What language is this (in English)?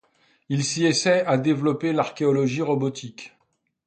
French